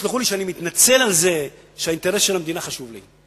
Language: Hebrew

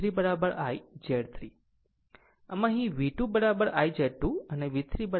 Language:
Gujarati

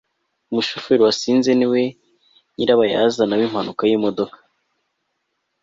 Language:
Kinyarwanda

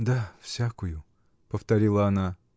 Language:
Russian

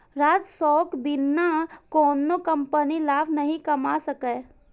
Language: Maithili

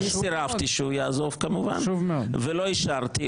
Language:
Hebrew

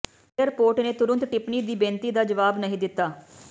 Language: Punjabi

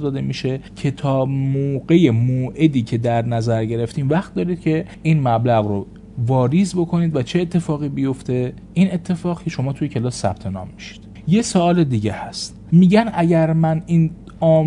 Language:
Persian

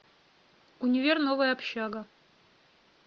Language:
Russian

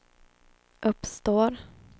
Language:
Swedish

